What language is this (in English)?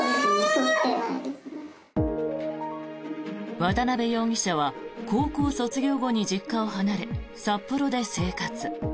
Japanese